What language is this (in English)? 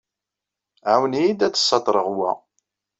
Kabyle